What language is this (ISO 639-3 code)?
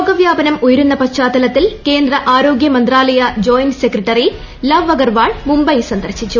mal